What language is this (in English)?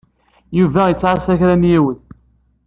Kabyle